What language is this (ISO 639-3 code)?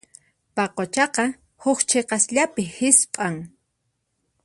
qxp